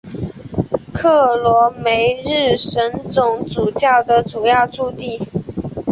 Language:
Chinese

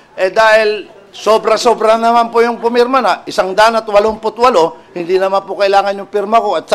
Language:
Filipino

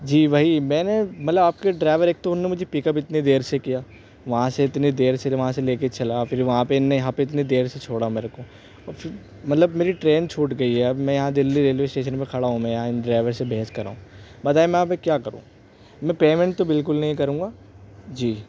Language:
Urdu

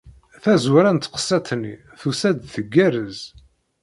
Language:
Kabyle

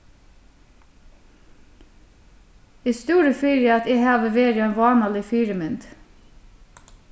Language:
Faroese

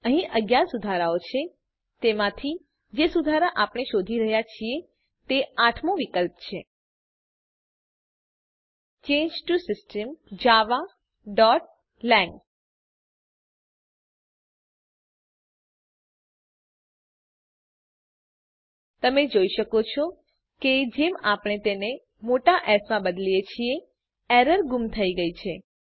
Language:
Gujarati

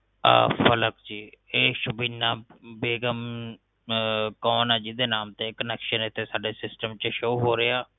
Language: Punjabi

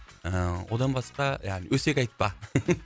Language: Kazakh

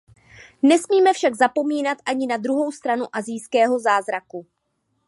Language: Czech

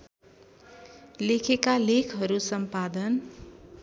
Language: Nepali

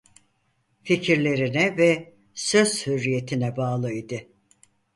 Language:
Turkish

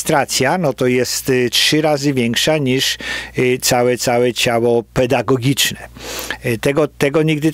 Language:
Polish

